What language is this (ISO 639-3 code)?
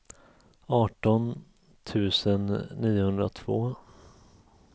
swe